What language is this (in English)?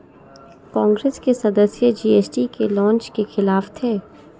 Hindi